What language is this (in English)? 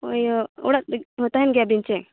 Santali